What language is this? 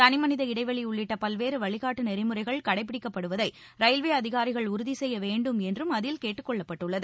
Tamil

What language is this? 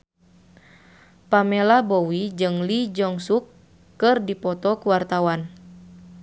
Sundanese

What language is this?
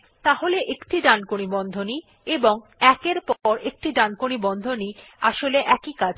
Bangla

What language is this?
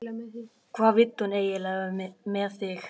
Icelandic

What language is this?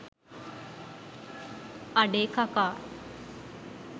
Sinhala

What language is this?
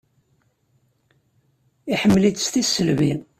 Kabyle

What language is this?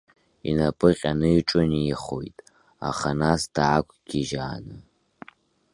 Abkhazian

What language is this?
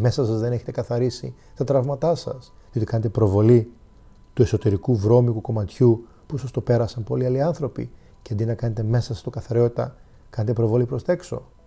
Greek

